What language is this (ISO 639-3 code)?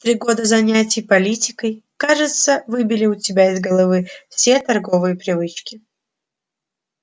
rus